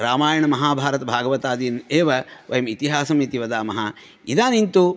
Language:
Sanskrit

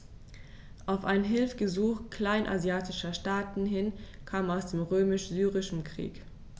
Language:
German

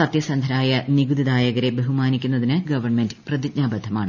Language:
Malayalam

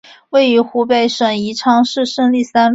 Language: Chinese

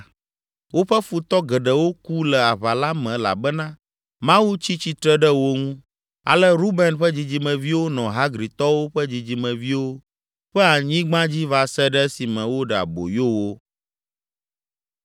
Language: Ewe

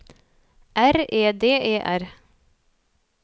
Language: Norwegian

